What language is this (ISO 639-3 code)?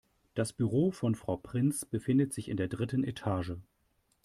deu